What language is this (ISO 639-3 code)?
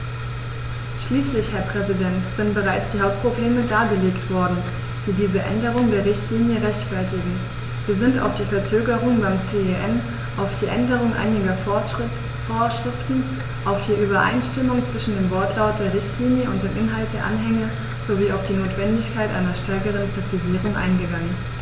deu